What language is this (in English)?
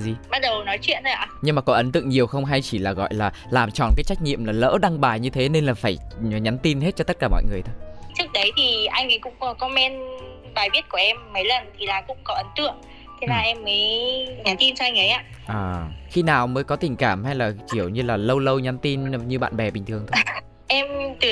Vietnamese